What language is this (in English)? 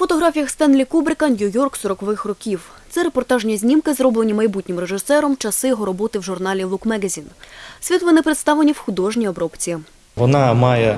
Ukrainian